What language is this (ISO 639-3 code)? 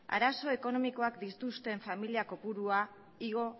eus